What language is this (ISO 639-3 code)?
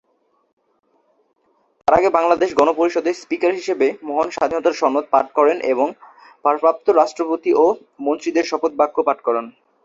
ben